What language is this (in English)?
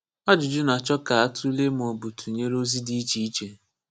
Igbo